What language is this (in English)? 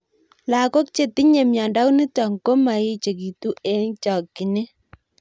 Kalenjin